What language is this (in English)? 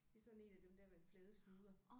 Danish